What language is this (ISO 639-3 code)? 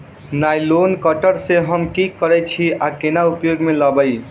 mai